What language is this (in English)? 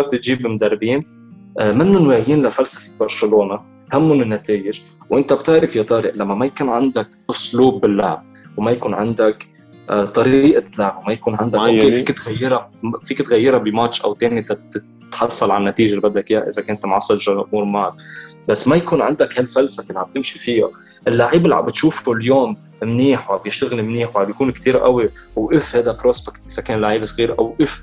Arabic